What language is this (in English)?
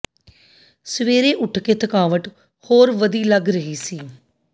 Punjabi